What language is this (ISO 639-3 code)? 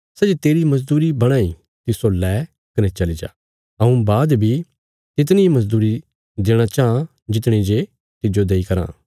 kfs